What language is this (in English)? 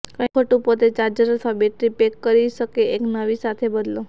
Gujarati